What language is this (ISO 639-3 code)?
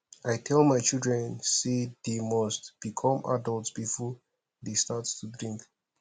pcm